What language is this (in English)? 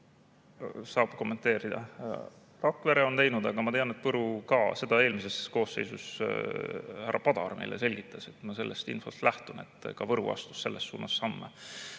Estonian